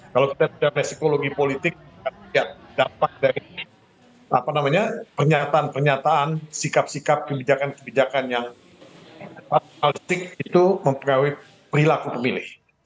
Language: Indonesian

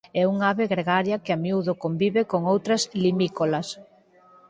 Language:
Galician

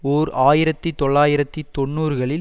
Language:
Tamil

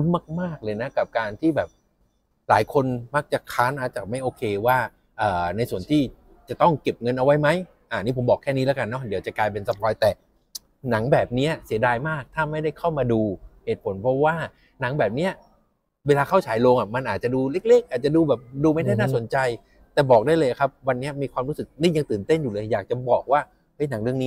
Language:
Thai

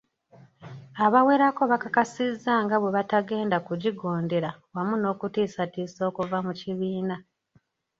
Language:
Ganda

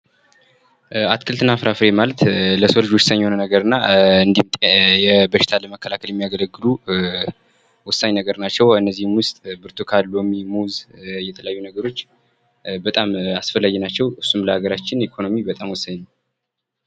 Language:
Amharic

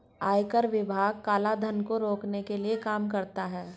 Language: Hindi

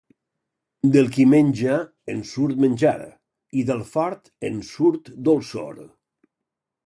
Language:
Catalan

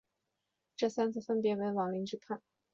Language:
Chinese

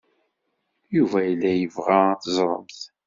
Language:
Kabyle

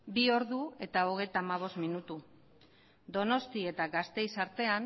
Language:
Basque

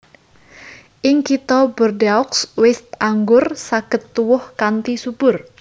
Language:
Javanese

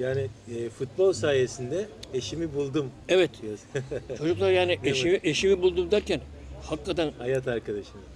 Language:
Turkish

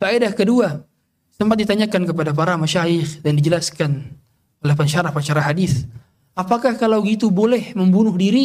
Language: Indonesian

